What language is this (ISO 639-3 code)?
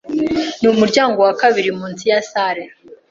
kin